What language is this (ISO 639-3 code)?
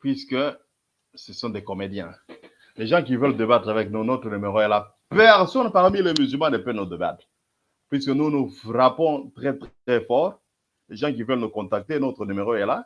fra